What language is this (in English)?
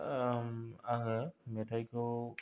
Bodo